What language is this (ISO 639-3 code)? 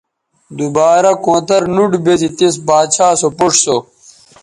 btv